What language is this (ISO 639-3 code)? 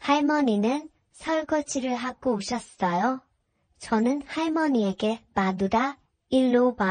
kor